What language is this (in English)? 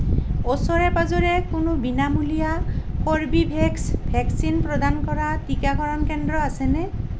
Assamese